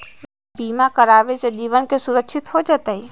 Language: Magahi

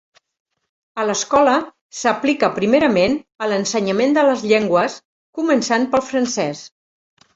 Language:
Catalan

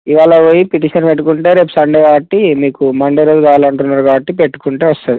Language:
Telugu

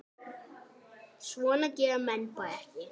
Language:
Icelandic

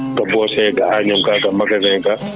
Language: Fula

